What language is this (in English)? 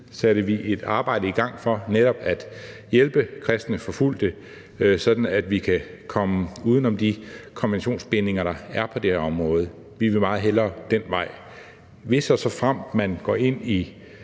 Danish